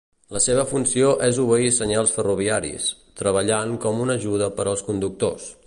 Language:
Catalan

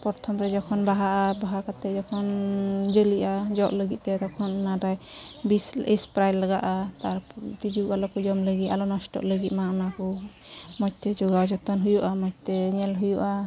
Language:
Santali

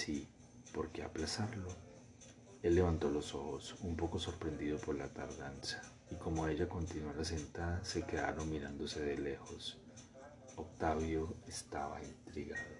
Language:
Spanish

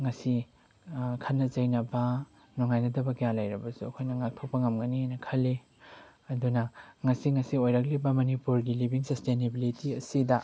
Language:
Manipuri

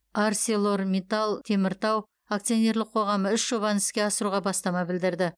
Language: Kazakh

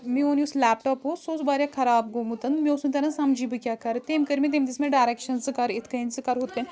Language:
Kashmiri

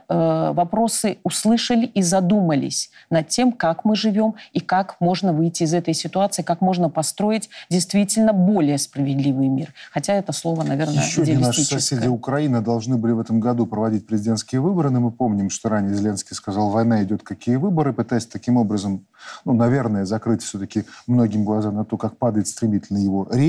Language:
Russian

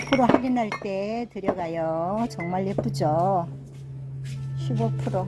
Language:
Korean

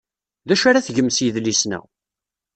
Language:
Kabyle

